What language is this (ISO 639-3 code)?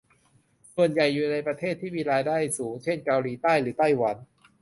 tha